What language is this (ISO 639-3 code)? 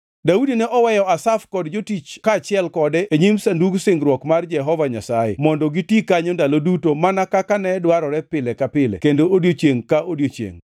luo